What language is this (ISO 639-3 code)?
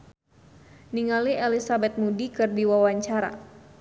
sun